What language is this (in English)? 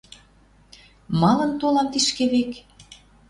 Western Mari